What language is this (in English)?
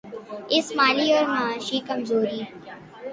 Urdu